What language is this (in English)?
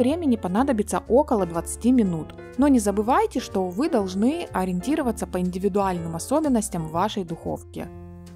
Russian